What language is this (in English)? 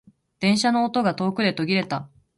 Japanese